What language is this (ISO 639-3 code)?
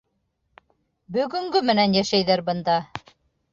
bak